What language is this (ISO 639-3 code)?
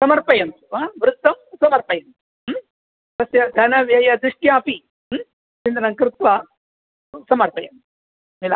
san